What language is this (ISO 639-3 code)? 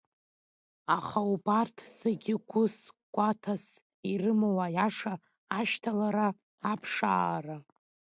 abk